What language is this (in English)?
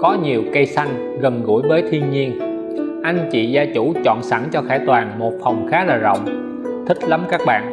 Vietnamese